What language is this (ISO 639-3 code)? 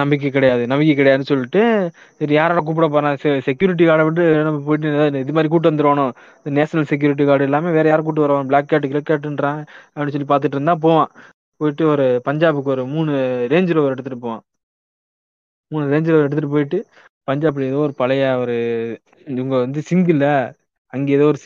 tam